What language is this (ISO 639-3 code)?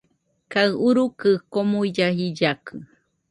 hux